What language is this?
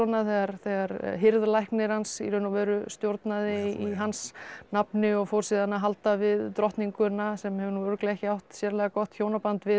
Icelandic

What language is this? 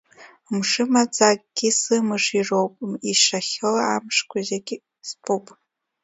Abkhazian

